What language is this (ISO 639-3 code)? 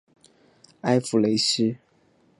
zho